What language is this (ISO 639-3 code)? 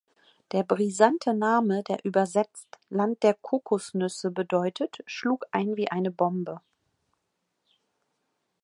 deu